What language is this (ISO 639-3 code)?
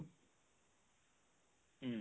asm